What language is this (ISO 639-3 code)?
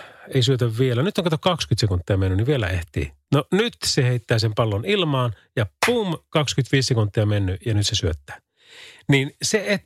fin